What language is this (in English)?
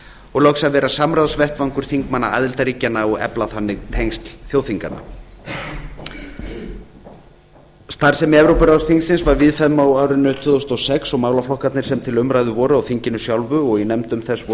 Icelandic